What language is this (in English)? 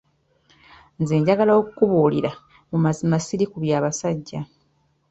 Ganda